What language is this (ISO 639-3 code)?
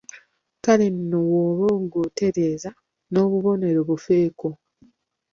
lug